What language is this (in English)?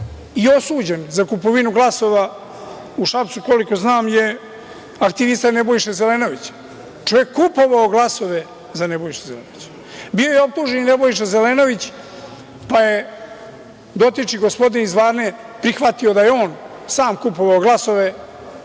Serbian